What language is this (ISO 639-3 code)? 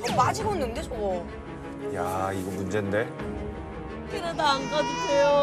kor